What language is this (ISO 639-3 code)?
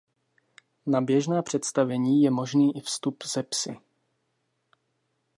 ces